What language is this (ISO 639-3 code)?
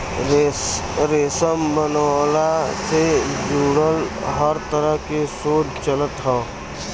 bho